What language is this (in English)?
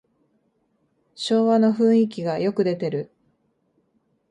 Japanese